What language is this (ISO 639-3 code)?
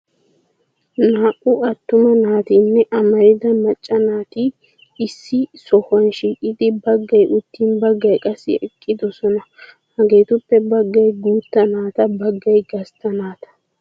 wal